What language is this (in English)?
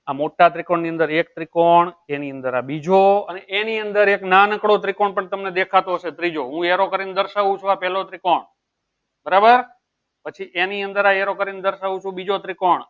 Gujarati